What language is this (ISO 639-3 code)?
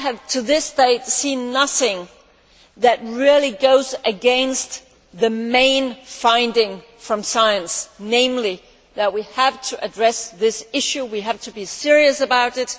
eng